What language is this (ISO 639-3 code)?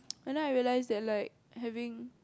eng